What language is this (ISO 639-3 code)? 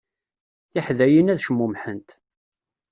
kab